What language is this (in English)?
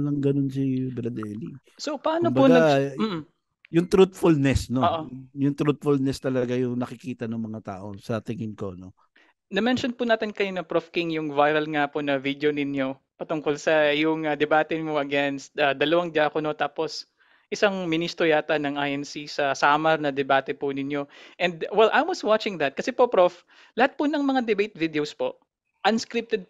Filipino